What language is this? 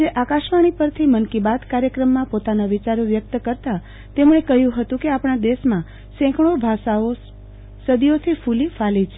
Gujarati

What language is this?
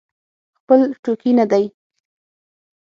Pashto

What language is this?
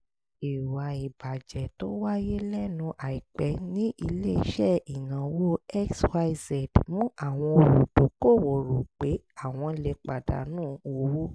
Yoruba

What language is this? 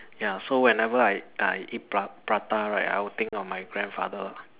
English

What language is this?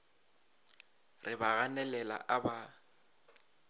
Northern Sotho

